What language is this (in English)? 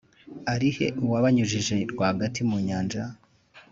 Kinyarwanda